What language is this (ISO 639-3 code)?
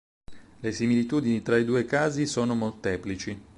ita